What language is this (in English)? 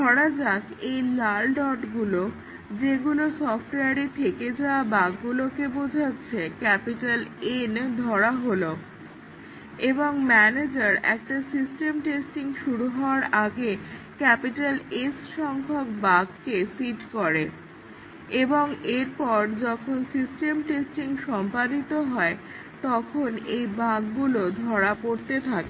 Bangla